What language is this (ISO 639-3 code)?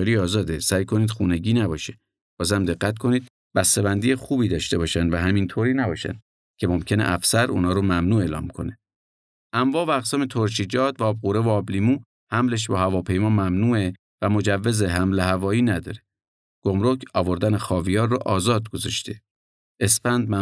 fas